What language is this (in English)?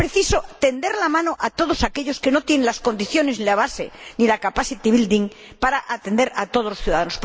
Spanish